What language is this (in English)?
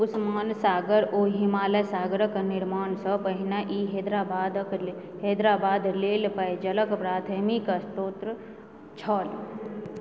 Maithili